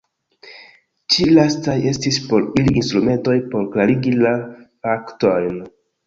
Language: Esperanto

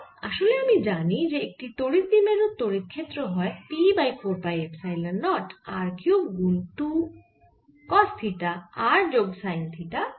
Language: Bangla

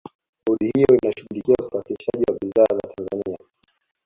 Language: Swahili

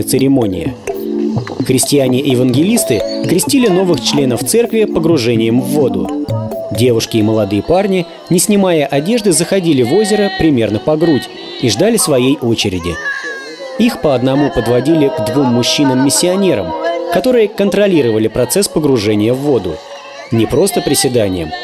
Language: Russian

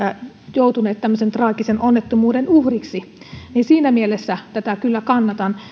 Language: Finnish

